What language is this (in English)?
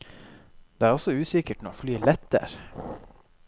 Norwegian